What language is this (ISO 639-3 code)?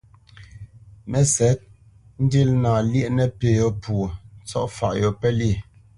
bce